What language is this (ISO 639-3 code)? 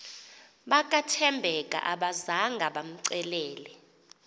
xho